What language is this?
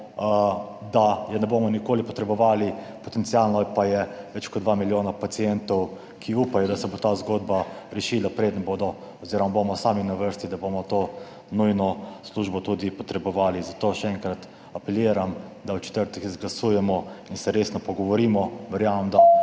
Slovenian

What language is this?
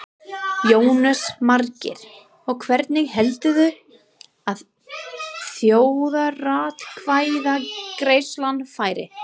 Icelandic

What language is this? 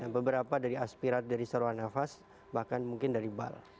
Indonesian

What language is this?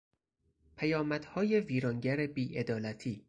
Persian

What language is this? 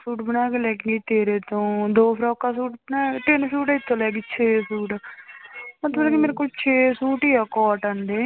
Punjabi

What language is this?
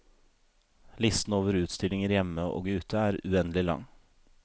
Norwegian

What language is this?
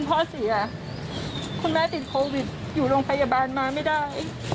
Thai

